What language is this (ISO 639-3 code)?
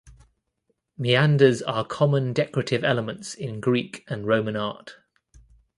eng